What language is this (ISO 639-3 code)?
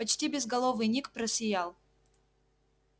rus